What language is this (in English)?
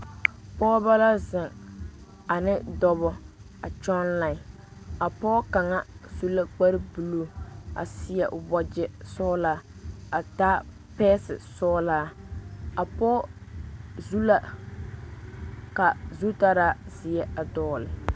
Southern Dagaare